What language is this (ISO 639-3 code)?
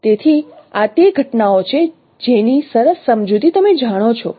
guj